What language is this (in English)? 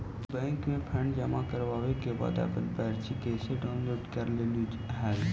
Magahi